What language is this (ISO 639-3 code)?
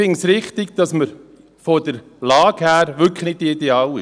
gsw